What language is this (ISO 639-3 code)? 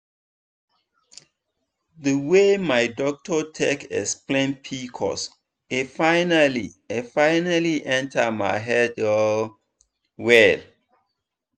pcm